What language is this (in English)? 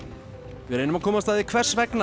Icelandic